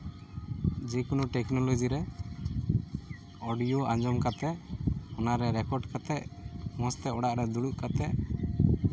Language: Santali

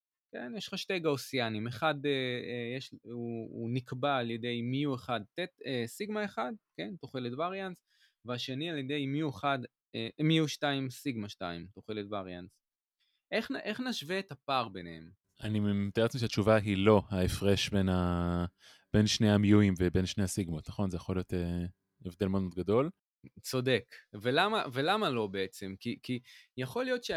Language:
Hebrew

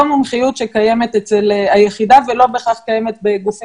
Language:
Hebrew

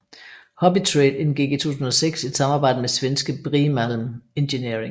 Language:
Danish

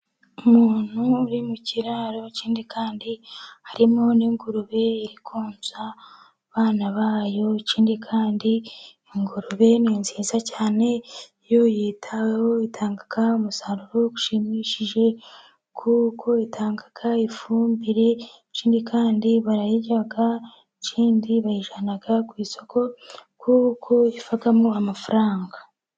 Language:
Kinyarwanda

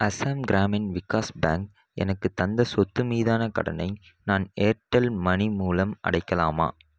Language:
Tamil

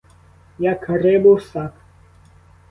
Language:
Ukrainian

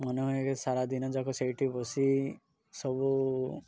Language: Odia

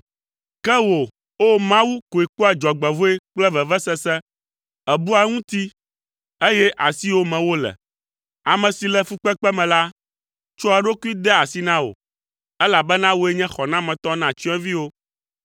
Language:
Ewe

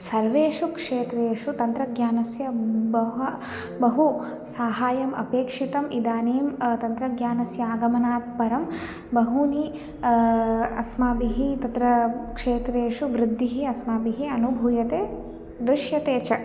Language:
Sanskrit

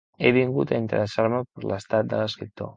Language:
Catalan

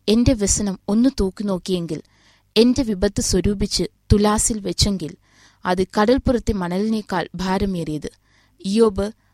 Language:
Malayalam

